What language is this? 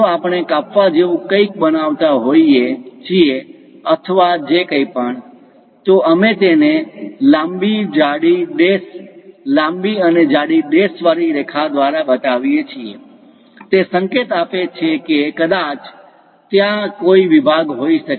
Gujarati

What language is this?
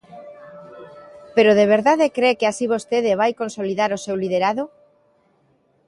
Galician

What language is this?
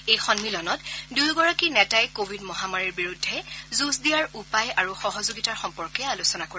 Assamese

